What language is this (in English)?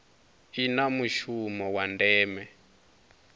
Venda